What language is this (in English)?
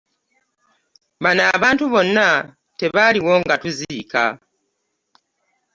Ganda